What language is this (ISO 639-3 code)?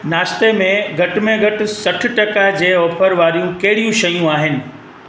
snd